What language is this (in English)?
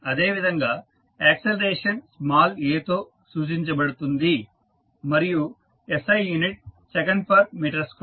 Telugu